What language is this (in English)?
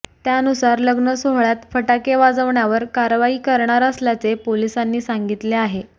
Marathi